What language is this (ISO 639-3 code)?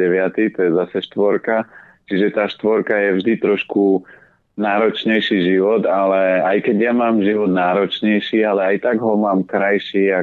slk